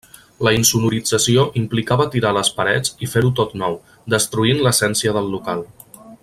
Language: Catalan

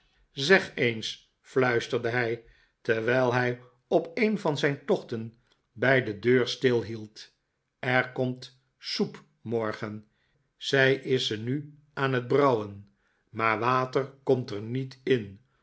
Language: Dutch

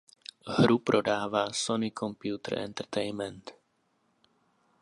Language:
Czech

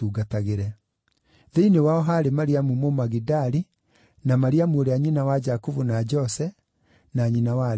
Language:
Kikuyu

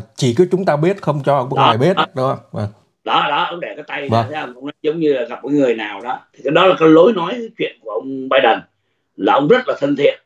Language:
Vietnamese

